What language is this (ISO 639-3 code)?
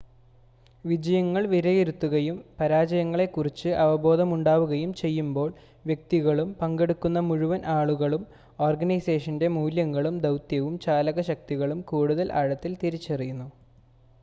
mal